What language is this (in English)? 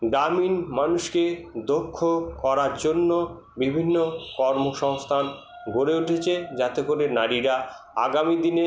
Bangla